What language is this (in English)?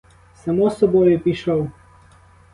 Ukrainian